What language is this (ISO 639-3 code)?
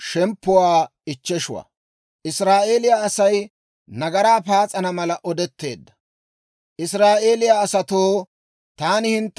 dwr